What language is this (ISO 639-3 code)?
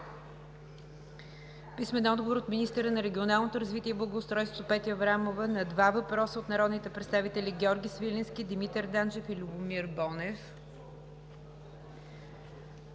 bul